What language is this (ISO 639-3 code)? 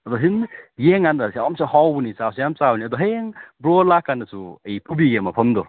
mni